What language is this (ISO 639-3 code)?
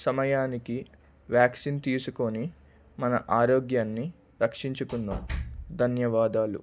tel